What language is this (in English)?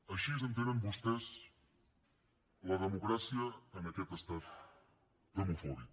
Catalan